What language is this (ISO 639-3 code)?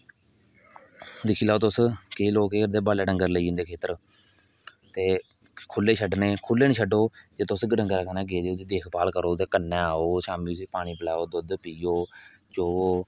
doi